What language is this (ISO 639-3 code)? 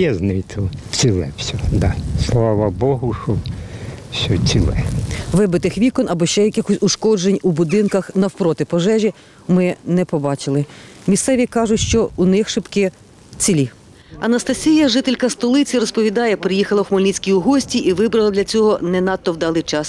ukr